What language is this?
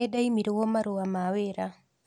Kikuyu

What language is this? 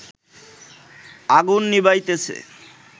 Bangla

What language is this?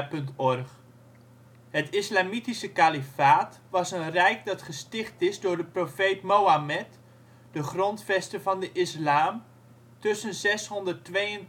Dutch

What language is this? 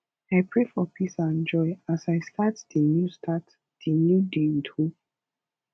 Nigerian Pidgin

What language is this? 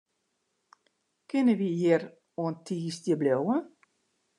Western Frisian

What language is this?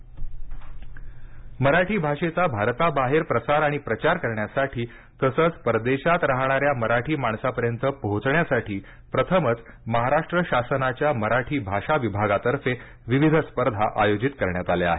Marathi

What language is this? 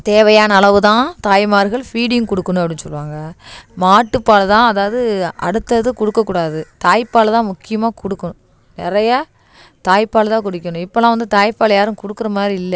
Tamil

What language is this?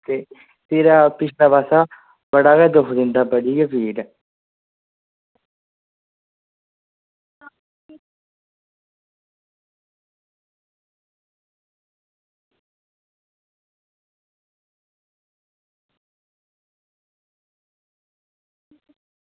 Dogri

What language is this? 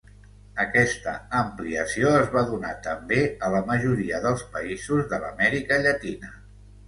Catalan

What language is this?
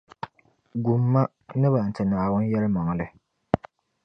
Dagbani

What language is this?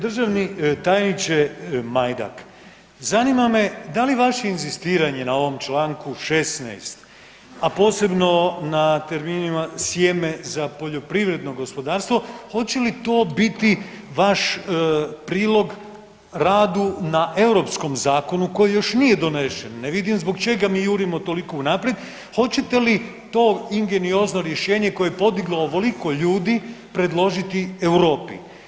Croatian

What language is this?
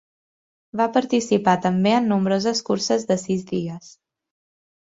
Catalan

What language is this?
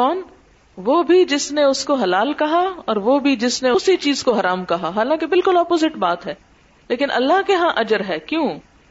Urdu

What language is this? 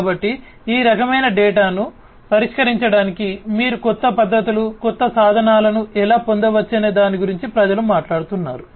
Telugu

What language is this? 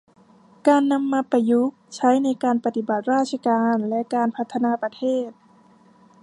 Thai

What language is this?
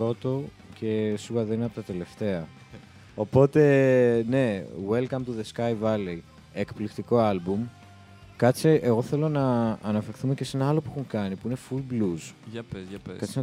Greek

